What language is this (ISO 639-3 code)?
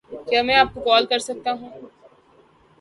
urd